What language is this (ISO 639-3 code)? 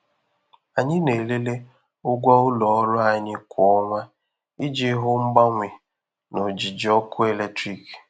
ibo